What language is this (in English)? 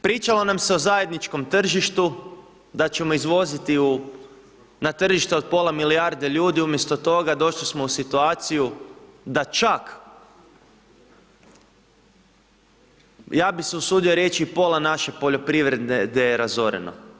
Croatian